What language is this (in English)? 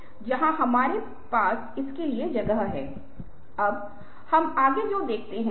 Hindi